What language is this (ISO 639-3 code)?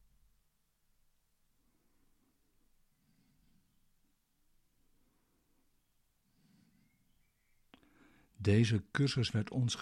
nld